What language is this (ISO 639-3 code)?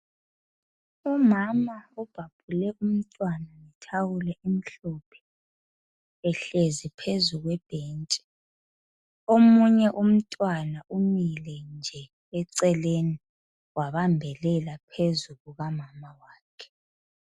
nde